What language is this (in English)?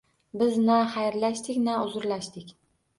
Uzbek